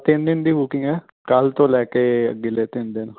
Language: Punjabi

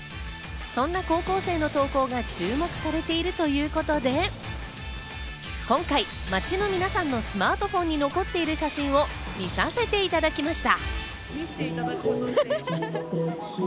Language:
Japanese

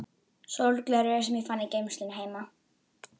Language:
Icelandic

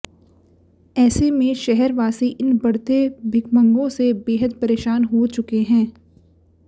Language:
Hindi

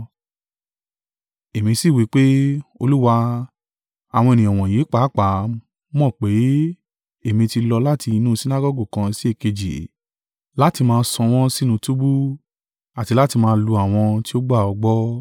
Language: Yoruba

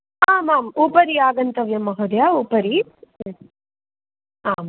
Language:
Sanskrit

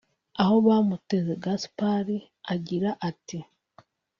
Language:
Kinyarwanda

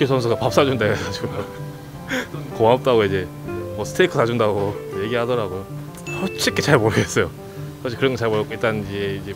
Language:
Korean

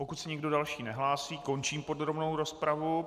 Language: Czech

